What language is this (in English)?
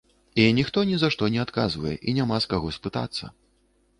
Belarusian